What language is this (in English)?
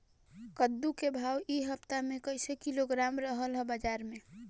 Bhojpuri